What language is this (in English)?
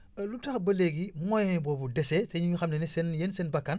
Wolof